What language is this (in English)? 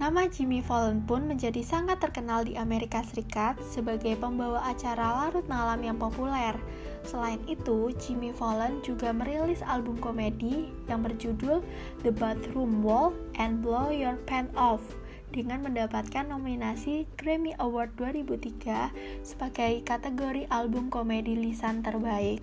Indonesian